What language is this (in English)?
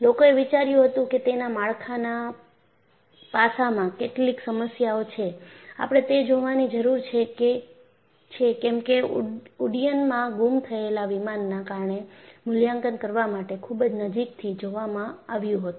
Gujarati